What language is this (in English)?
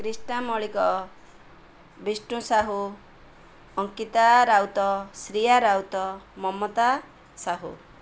Odia